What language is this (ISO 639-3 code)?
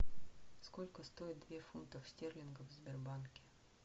rus